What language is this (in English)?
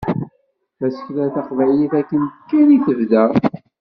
Kabyle